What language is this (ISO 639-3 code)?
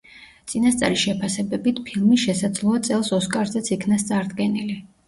kat